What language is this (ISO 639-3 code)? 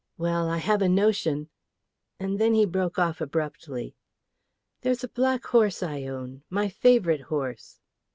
eng